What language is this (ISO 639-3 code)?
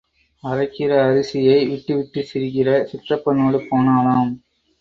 tam